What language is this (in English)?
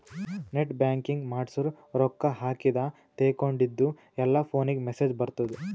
Kannada